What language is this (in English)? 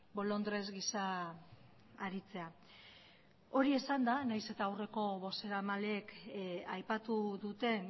Basque